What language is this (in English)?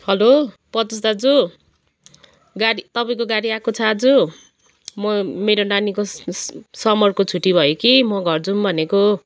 Nepali